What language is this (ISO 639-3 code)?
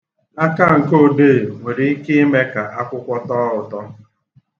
ibo